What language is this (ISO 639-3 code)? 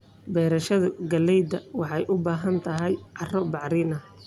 som